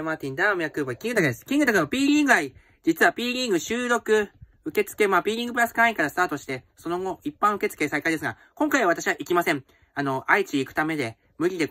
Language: Japanese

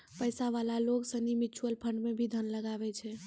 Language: Maithili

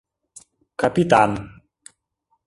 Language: Mari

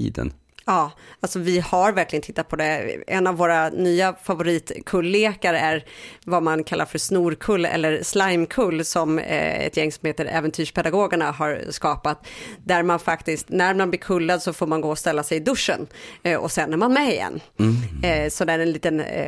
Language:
Swedish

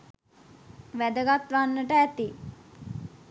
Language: Sinhala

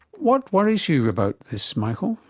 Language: English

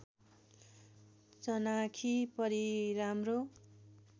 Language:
Nepali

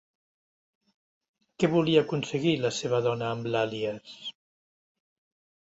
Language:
Catalan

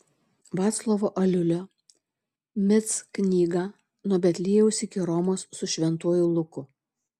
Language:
Lithuanian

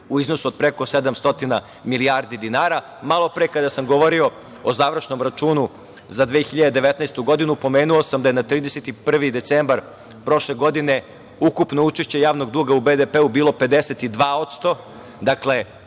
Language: Serbian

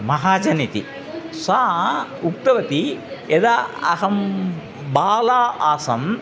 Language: Sanskrit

